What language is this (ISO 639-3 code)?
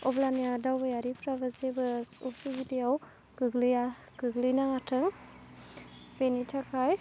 brx